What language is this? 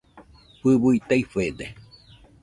Nüpode Huitoto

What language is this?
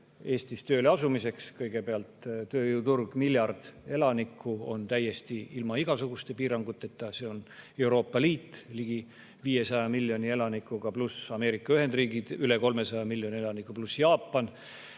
Estonian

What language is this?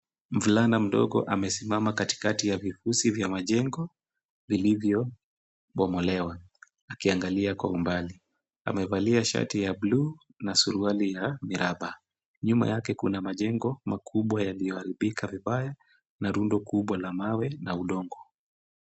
Swahili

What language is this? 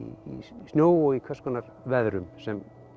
Icelandic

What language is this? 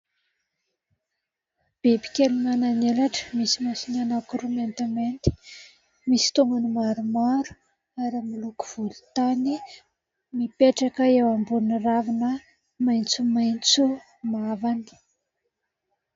Malagasy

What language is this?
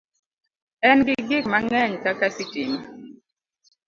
Luo (Kenya and Tanzania)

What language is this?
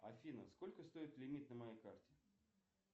Russian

